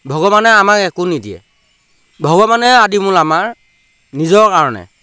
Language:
Assamese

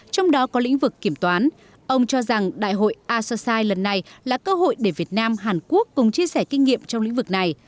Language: Vietnamese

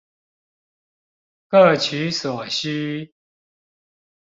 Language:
Chinese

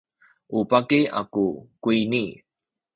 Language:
Sakizaya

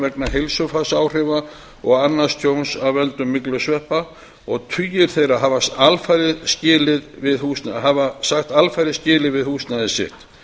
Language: Icelandic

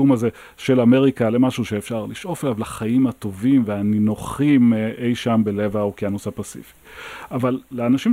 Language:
Hebrew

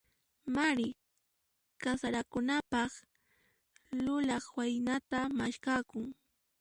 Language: Puno Quechua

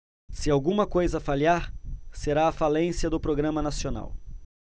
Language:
Portuguese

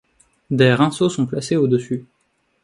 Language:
French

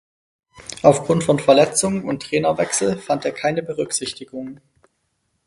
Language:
German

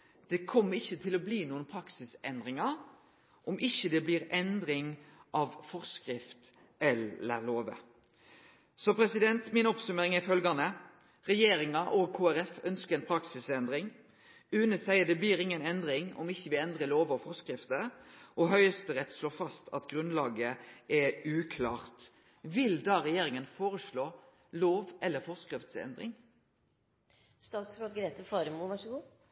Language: Norwegian Nynorsk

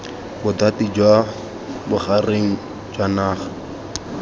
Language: Tswana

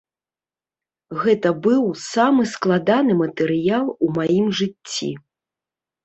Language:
Belarusian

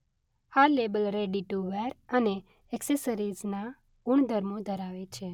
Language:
Gujarati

